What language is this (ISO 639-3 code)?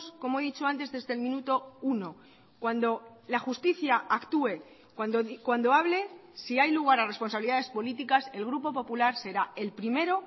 spa